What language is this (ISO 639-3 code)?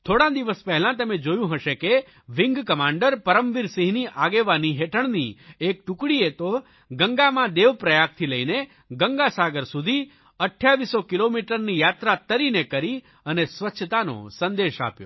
guj